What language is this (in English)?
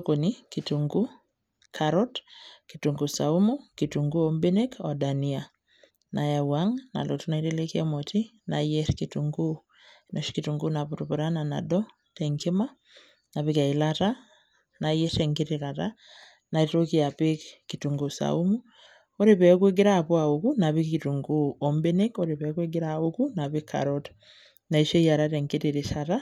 Masai